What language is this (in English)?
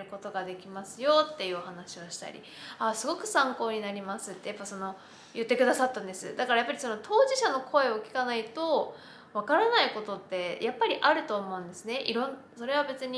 Japanese